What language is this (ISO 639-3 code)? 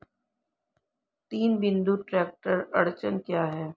hin